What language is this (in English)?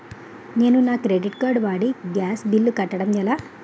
Telugu